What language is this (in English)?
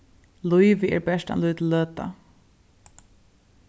Faroese